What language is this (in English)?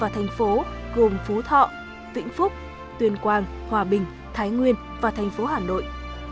Vietnamese